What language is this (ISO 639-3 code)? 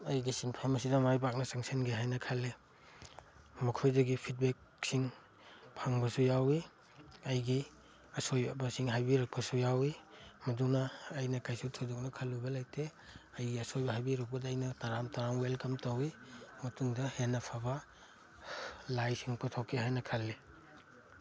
mni